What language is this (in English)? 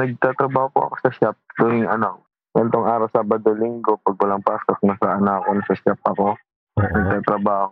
Filipino